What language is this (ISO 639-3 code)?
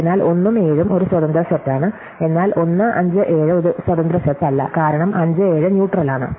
mal